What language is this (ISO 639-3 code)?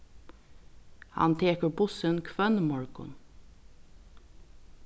fao